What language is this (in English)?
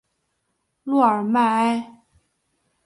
Chinese